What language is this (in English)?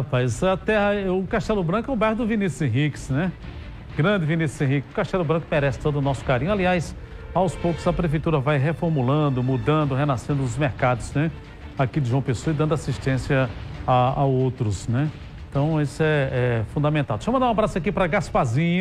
Portuguese